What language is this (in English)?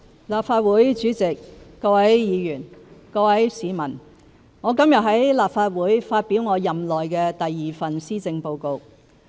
Cantonese